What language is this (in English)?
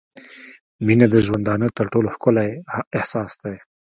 Pashto